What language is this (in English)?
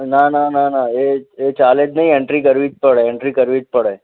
Gujarati